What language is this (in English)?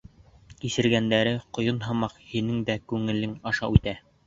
Bashkir